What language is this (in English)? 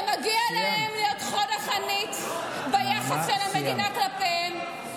Hebrew